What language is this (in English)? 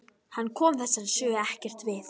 Icelandic